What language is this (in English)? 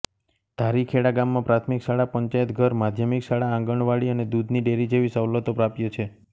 Gujarati